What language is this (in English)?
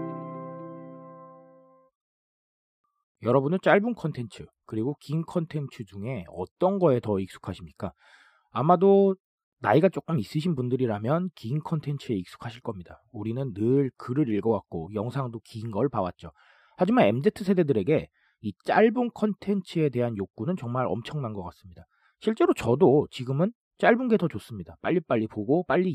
Korean